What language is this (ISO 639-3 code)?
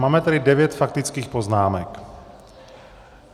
ces